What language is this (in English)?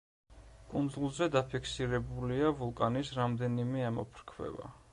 Georgian